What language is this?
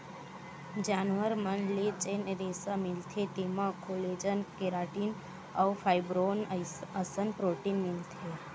Chhattisgarhi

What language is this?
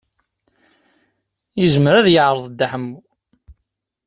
Kabyle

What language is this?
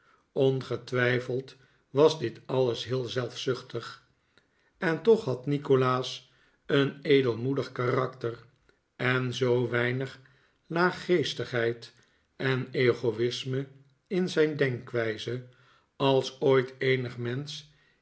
Dutch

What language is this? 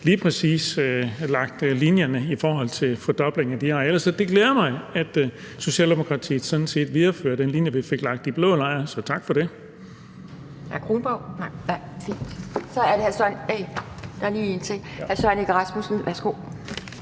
Danish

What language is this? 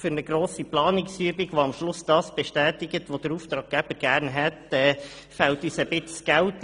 Swiss German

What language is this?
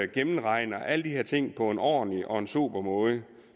Danish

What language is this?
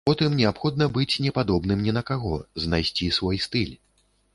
Belarusian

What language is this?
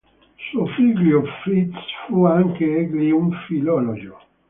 Italian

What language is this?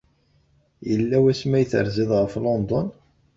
Kabyle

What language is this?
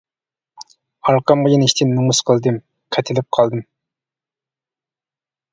Uyghur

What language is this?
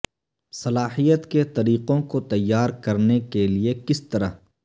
Urdu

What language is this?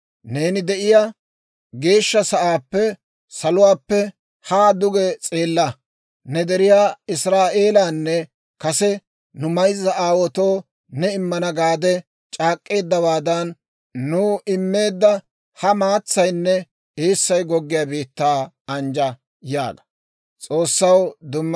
Dawro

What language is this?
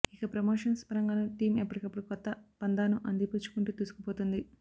Telugu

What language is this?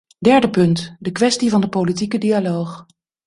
Dutch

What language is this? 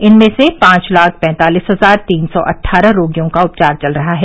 Hindi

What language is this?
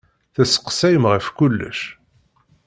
Kabyle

